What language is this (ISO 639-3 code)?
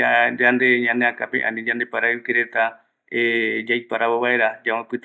gui